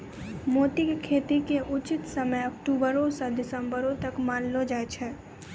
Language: Maithili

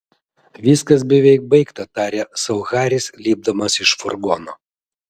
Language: Lithuanian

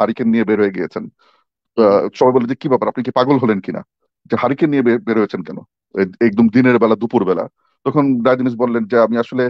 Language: Bangla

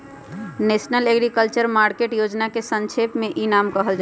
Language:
Magahi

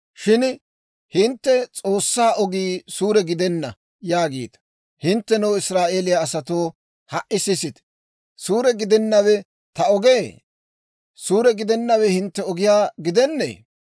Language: Dawro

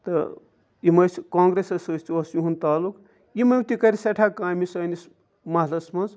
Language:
Kashmiri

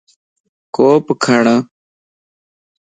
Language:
Lasi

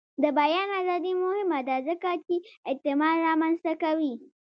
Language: Pashto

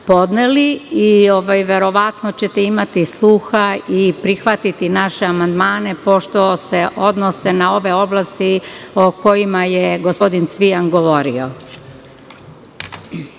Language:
Serbian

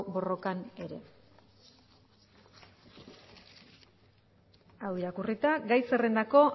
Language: Basque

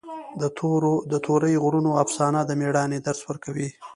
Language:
Pashto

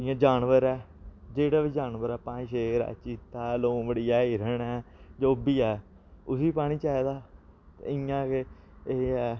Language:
Dogri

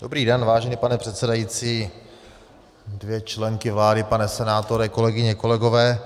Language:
Czech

